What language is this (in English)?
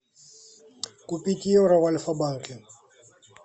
Russian